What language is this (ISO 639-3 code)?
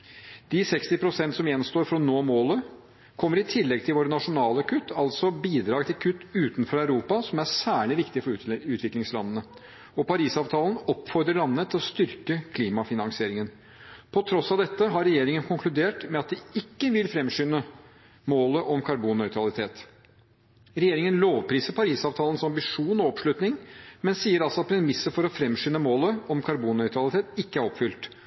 nob